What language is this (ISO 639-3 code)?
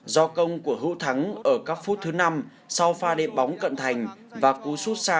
vie